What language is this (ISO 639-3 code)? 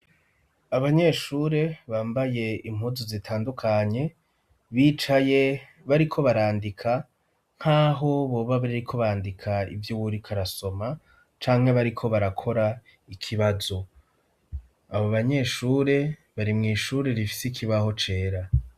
run